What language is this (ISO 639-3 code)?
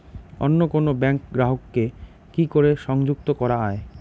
ben